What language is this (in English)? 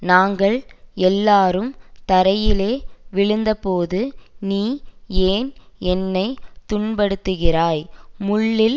Tamil